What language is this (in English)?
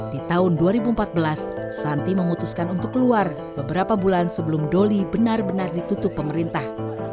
Indonesian